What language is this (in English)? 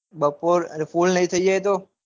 Gujarati